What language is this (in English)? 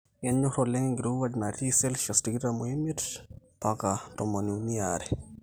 Masai